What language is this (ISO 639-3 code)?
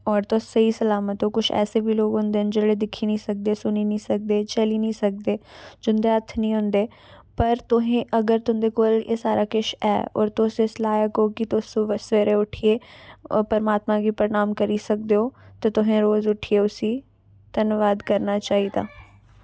doi